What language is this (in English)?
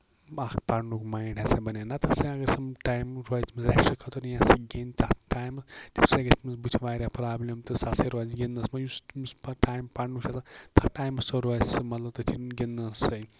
Kashmiri